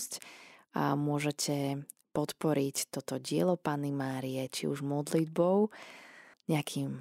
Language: Slovak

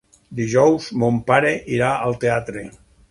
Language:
Catalan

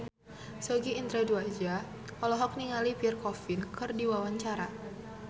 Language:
Sundanese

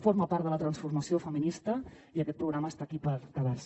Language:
Catalan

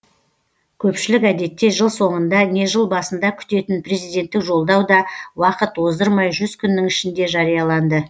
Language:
Kazakh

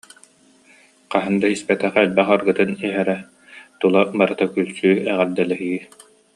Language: Yakut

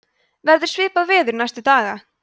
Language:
Icelandic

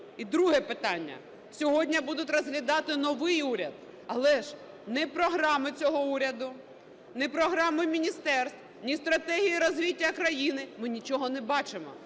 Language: Ukrainian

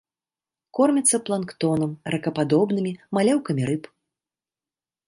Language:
Belarusian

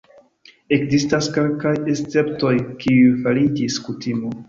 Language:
Esperanto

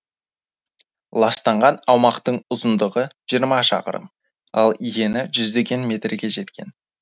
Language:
Kazakh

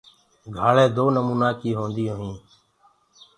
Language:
Gurgula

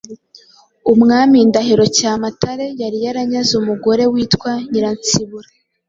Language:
Kinyarwanda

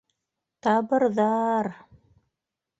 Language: Bashkir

